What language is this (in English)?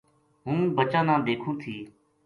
Gujari